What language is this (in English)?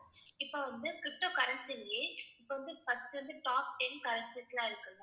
Tamil